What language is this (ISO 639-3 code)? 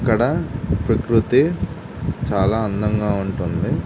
tel